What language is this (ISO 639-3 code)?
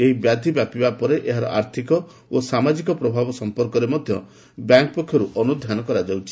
ori